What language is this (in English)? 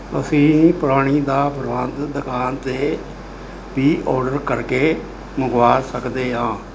Punjabi